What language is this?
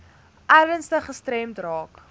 Afrikaans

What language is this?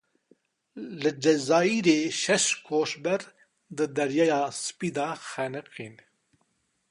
Kurdish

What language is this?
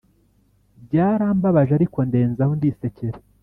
Kinyarwanda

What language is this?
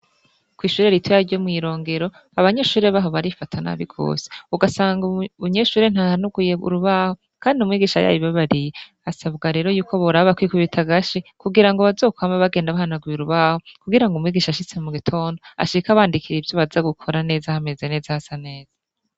Rundi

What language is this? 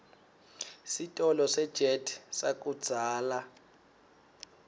Swati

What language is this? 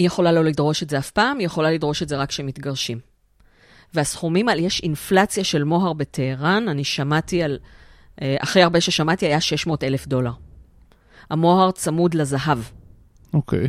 Hebrew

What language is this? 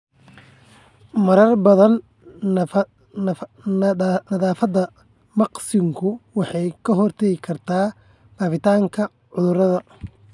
Somali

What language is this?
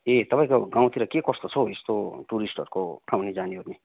Nepali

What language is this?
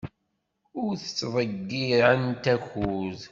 Kabyle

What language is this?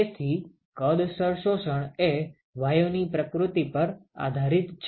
Gujarati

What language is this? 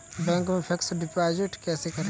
Hindi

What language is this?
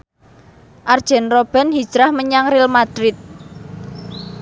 Javanese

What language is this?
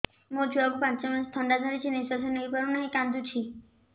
Odia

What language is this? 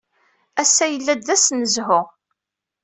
Kabyle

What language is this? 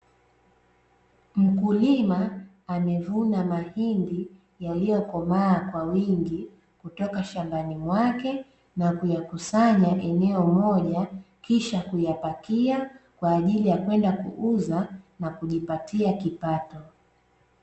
Swahili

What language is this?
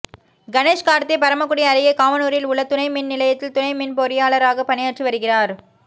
Tamil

